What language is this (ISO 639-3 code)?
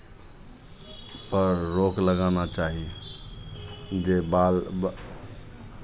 mai